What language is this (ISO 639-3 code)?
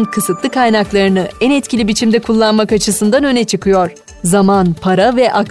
tur